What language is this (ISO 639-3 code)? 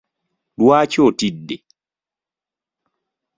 lug